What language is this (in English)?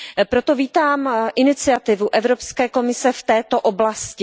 Czech